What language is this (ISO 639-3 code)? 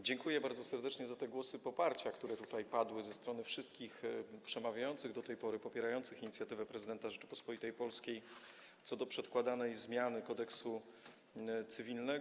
pol